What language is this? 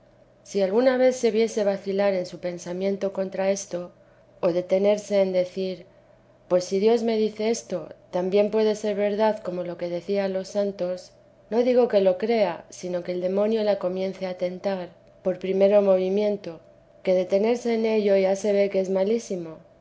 Spanish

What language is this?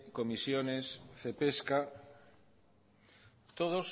Spanish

